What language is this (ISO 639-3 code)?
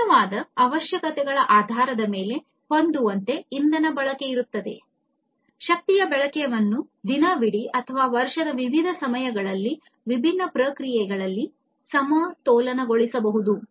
kan